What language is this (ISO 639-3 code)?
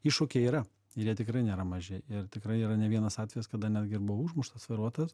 lit